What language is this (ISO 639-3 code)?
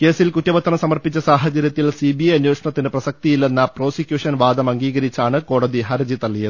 mal